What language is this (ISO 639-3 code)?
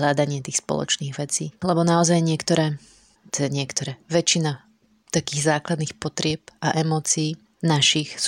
slk